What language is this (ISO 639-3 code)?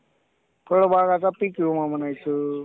mar